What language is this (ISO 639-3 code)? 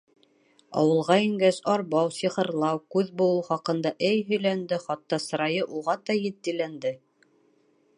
bak